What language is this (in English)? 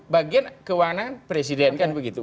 Indonesian